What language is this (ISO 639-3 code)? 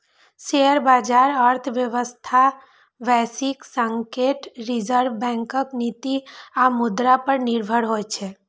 mai